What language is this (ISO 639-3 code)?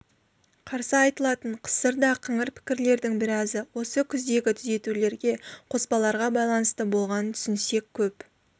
kaz